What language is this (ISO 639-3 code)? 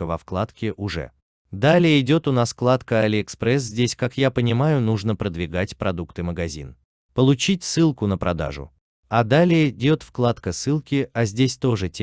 rus